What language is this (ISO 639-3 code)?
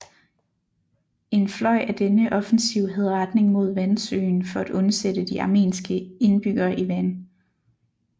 dan